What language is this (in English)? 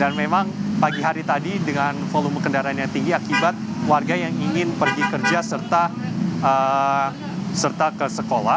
Indonesian